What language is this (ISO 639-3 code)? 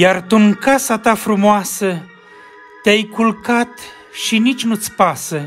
ron